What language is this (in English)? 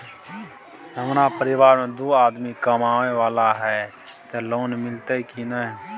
Maithili